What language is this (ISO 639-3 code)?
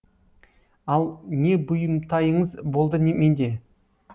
kaz